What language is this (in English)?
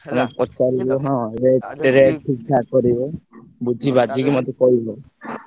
Odia